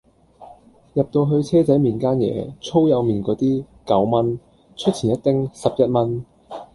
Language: Cantonese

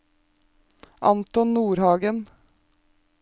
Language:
Norwegian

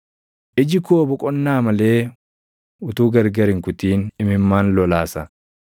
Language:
Oromo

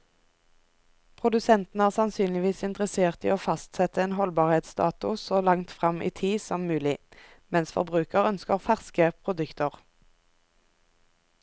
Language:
Norwegian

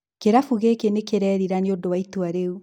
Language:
Kikuyu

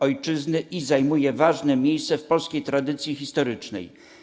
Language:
Polish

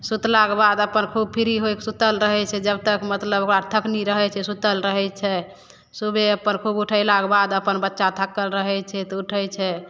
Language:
Maithili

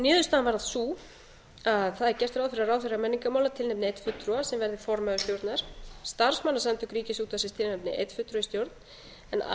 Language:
Icelandic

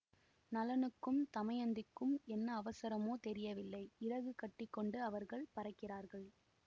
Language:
Tamil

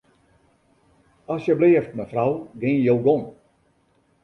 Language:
Western Frisian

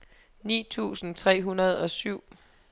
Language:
Danish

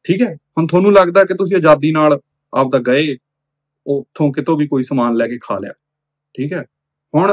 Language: Punjabi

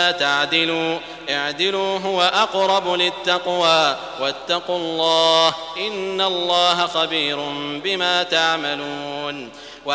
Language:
Arabic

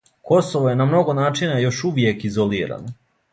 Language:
Serbian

